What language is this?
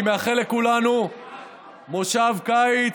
Hebrew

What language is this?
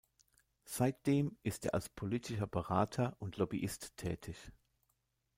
German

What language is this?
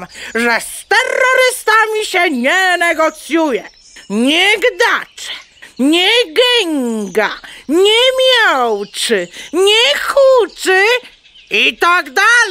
Polish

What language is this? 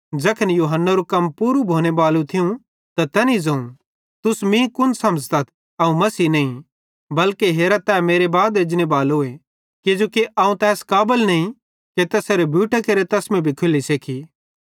Bhadrawahi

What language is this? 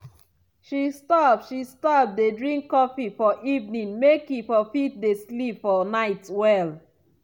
Nigerian Pidgin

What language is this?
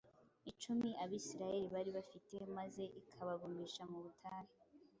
Kinyarwanda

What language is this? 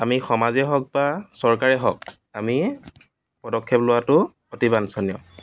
Assamese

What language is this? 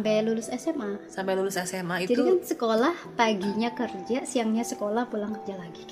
Indonesian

